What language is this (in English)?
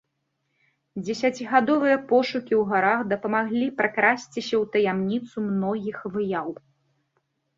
Belarusian